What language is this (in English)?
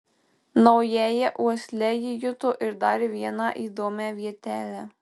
Lithuanian